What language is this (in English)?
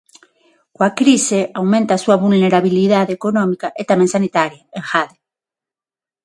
Galician